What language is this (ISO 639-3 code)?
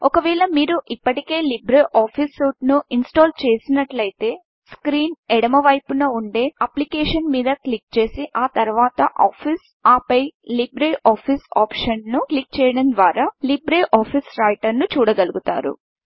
tel